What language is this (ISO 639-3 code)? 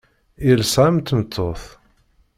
kab